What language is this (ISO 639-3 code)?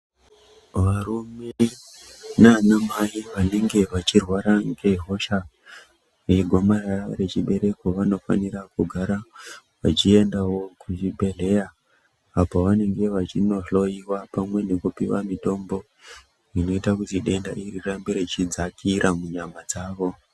ndc